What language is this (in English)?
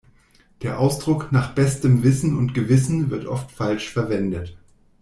German